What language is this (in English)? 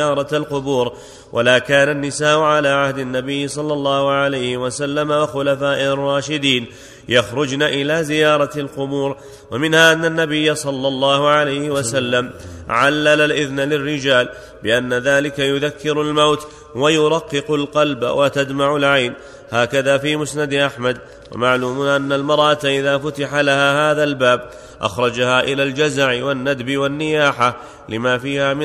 Arabic